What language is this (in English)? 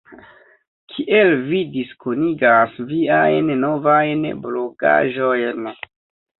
Esperanto